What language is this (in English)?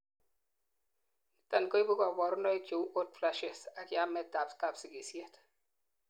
Kalenjin